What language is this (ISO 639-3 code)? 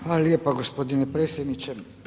hrv